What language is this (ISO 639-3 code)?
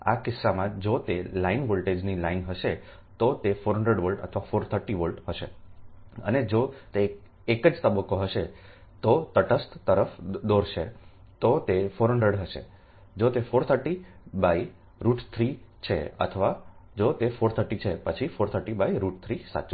guj